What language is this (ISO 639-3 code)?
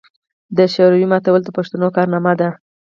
pus